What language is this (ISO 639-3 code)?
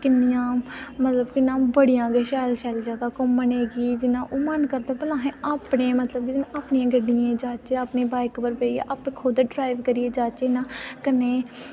doi